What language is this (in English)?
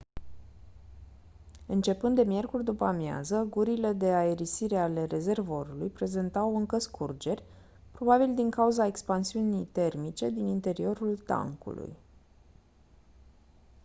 Romanian